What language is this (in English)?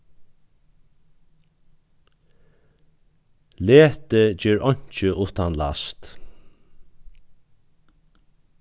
Faroese